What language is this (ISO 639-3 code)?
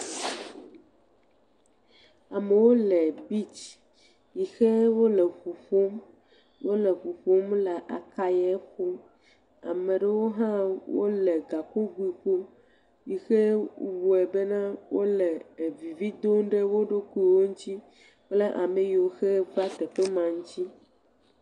ewe